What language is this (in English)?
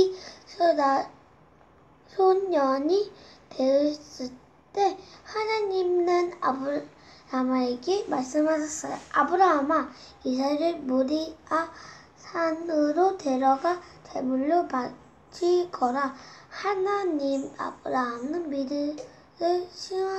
Korean